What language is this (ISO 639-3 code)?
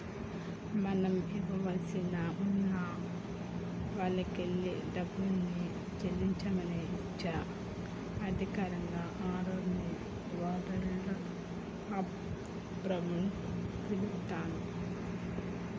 tel